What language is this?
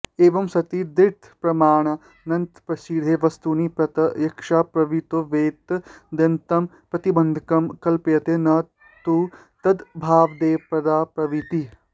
Sanskrit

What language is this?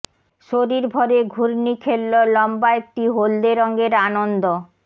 Bangla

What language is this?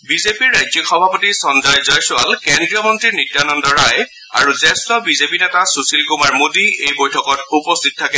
Assamese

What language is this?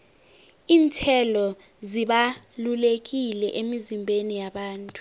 South Ndebele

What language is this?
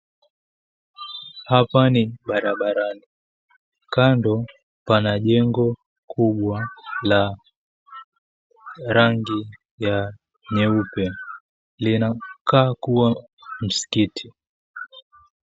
Swahili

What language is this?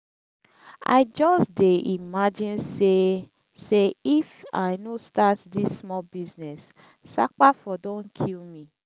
Nigerian Pidgin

